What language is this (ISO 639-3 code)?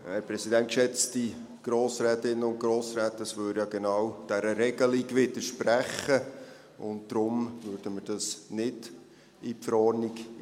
gsw